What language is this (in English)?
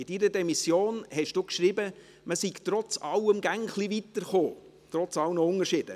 Swiss German